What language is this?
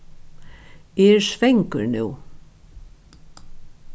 Faroese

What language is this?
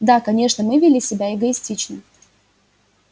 Russian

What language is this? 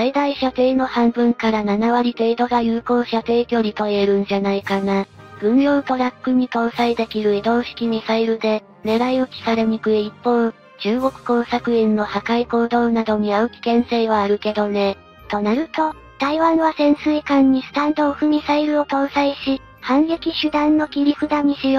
Japanese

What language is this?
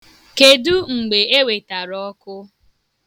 Igbo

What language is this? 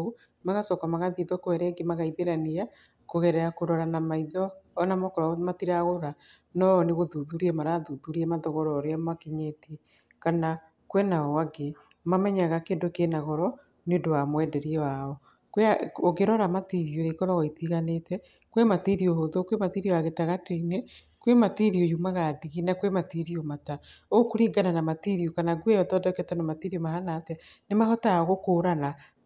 Kikuyu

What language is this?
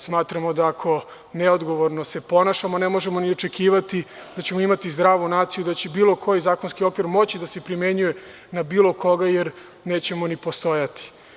Serbian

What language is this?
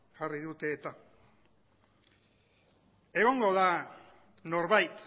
Basque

